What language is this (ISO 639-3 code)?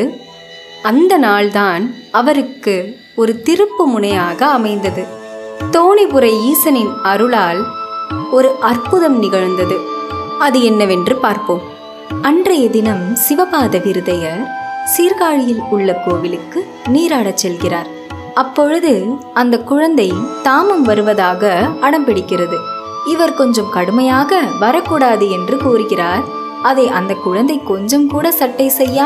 tam